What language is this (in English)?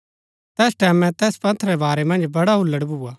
Gaddi